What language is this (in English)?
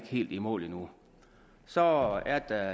Danish